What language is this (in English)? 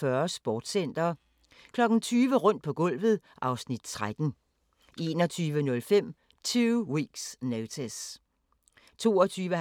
Danish